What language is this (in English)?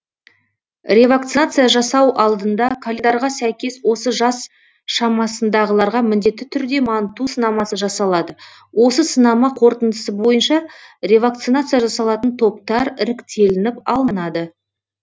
Kazakh